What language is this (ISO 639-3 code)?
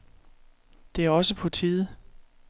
dan